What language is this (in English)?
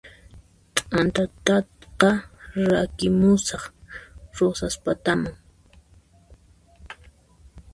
Puno Quechua